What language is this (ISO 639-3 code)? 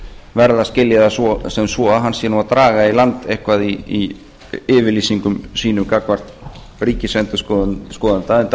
isl